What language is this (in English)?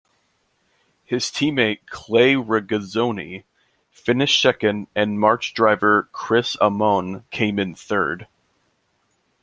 English